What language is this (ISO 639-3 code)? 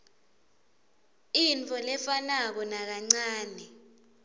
ssw